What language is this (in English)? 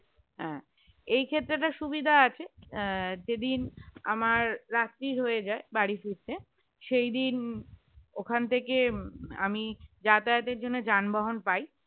Bangla